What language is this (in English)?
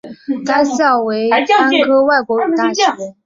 Chinese